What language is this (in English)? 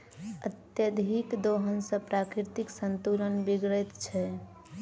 Maithili